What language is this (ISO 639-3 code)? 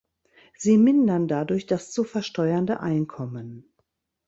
deu